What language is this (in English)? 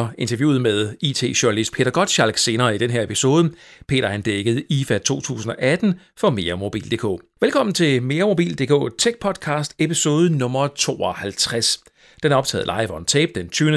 Danish